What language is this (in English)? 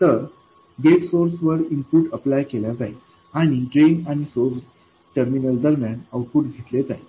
Marathi